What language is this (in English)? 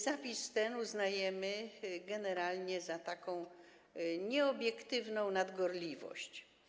Polish